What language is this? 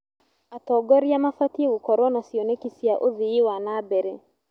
Kikuyu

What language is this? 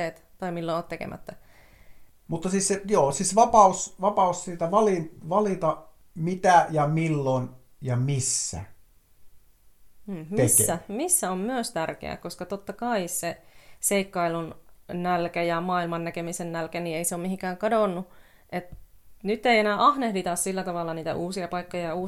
Finnish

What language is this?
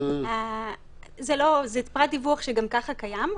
Hebrew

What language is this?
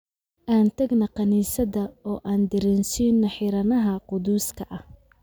Somali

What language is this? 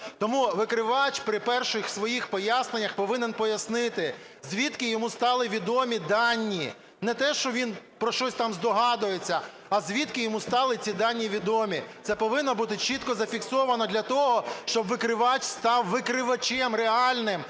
Ukrainian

